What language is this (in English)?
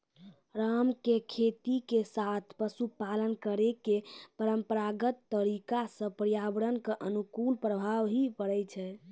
Maithili